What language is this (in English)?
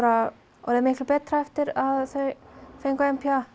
Icelandic